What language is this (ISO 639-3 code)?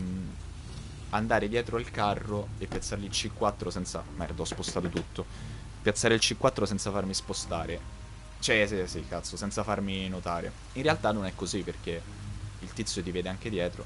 ita